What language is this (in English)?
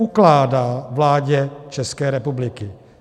Czech